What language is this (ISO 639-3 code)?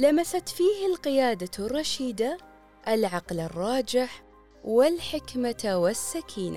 ara